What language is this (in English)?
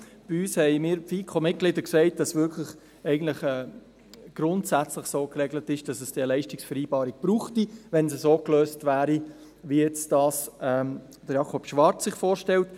Swiss German